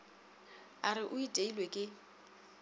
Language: Northern Sotho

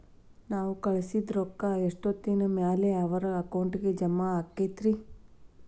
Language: Kannada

